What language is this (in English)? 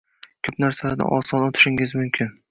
Uzbek